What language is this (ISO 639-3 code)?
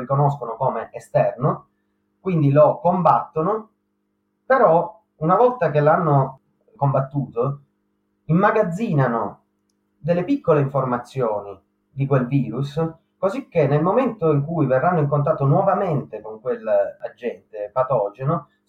ita